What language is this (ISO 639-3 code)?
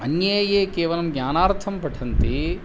san